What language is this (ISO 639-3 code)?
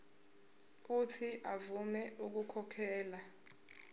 zul